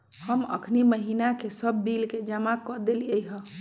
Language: Magahi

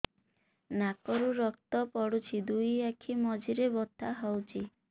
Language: Odia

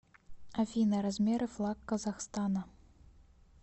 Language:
Russian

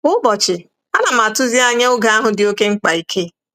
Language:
Igbo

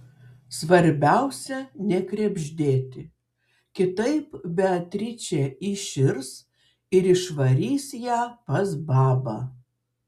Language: Lithuanian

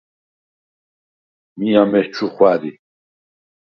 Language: Svan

